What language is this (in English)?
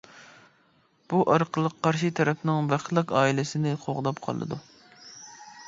Uyghur